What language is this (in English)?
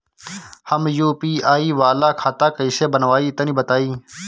Bhojpuri